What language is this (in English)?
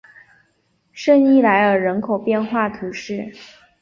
Chinese